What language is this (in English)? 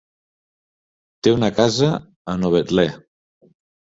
Catalan